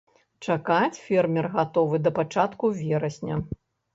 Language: Belarusian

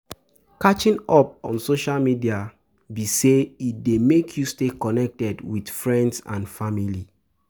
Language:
Nigerian Pidgin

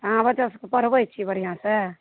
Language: Maithili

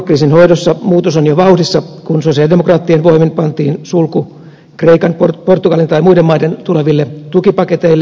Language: Finnish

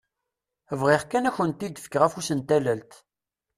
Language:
Kabyle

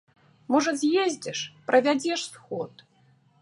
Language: Belarusian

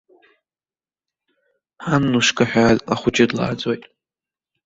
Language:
Abkhazian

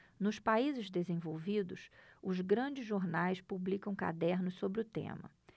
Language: Portuguese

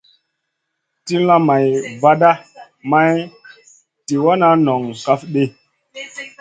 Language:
Masana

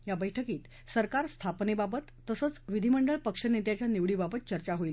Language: Marathi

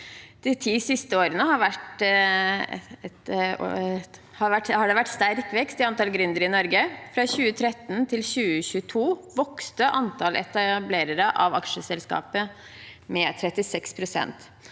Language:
Norwegian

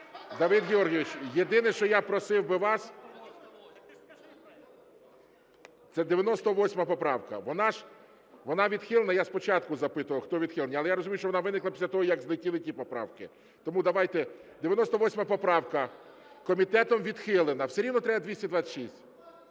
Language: Ukrainian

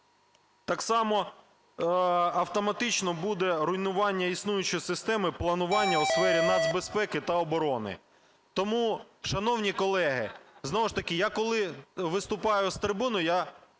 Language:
Ukrainian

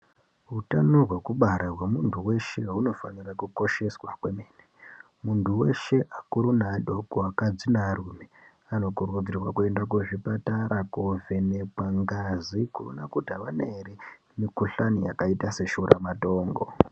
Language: Ndau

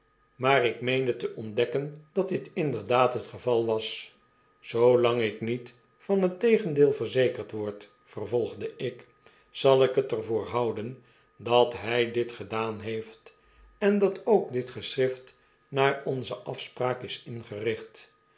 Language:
Dutch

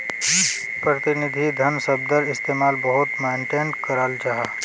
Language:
Magahi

